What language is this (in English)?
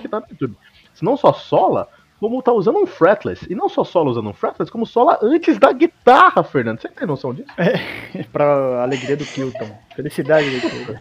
Portuguese